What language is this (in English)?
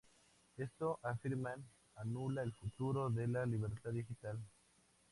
Spanish